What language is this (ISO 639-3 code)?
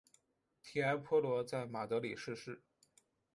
zho